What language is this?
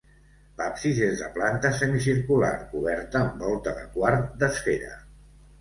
Catalan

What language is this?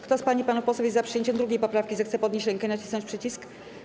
Polish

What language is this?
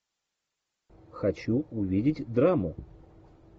Russian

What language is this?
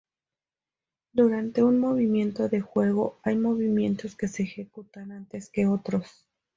Spanish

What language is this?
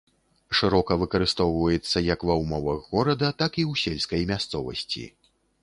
Belarusian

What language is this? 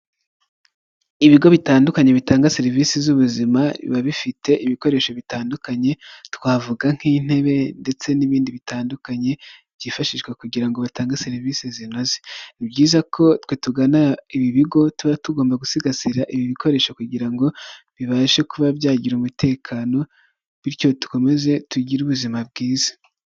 Kinyarwanda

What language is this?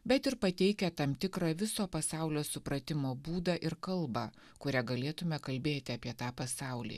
Lithuanian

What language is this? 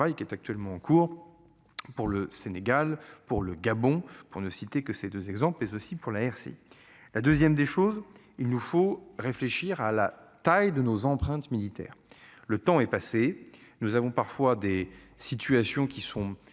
French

